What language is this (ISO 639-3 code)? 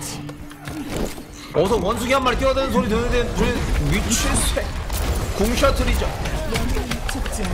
kor